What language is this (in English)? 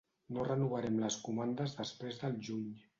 Catalan